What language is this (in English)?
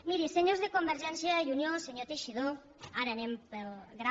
Catalan